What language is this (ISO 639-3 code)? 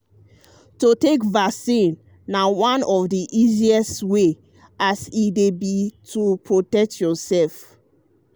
pcm